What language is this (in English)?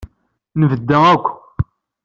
Kabyle